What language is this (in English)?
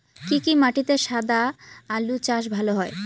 Bangla